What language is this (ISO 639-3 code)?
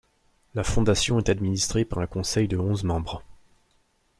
fra